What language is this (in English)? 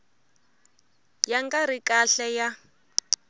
Tsonga